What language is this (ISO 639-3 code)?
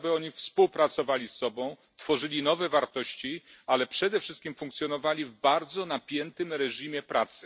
pol